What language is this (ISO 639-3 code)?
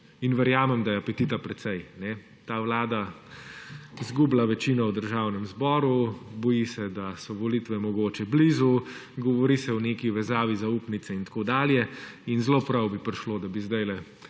slv